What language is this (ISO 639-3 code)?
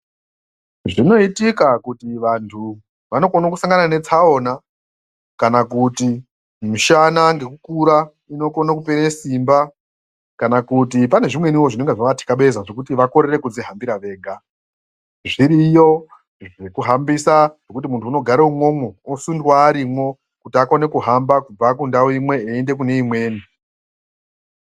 ndc